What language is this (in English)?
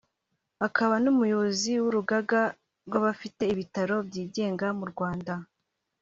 Kinyarwanda